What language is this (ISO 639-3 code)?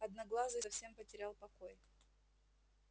rus